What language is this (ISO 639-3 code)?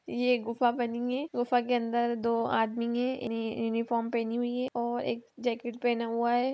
mag